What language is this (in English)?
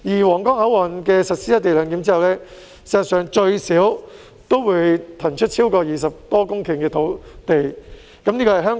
Cantonese